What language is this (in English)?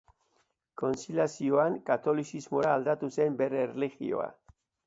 Basque